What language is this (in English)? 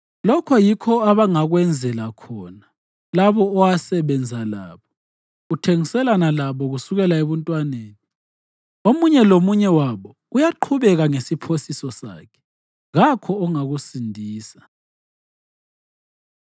North Ndebele